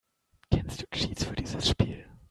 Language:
German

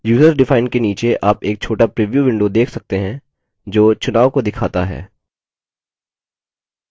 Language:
Hindi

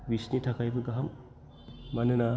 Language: Bodo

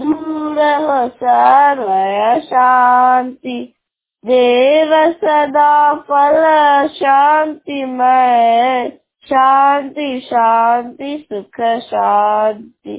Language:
Hindi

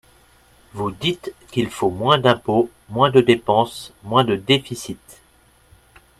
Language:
French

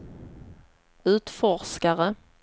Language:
Swedish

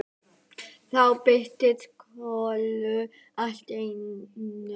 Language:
Icelandic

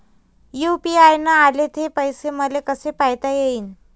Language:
Marathi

